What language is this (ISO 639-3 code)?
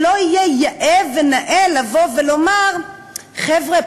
heb